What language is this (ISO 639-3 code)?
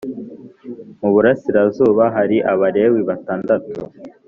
kin